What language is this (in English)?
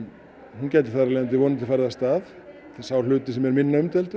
Icelandic